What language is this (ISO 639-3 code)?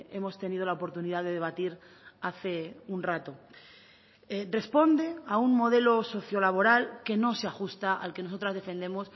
spa